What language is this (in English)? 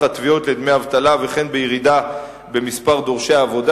Hebrew